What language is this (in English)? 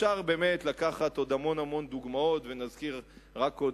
Hebrew